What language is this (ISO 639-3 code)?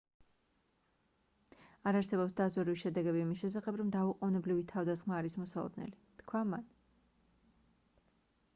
kat